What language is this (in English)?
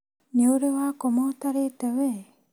Kikuyu